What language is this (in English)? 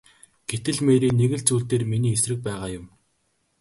Mongolian